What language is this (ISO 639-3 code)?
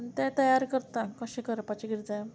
kok